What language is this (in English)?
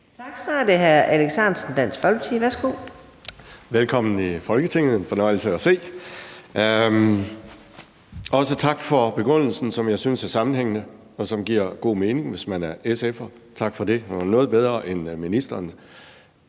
Danish